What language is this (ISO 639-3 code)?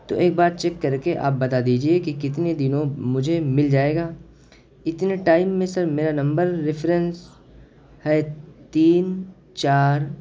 urd